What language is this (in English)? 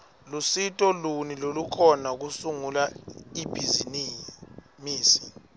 Swati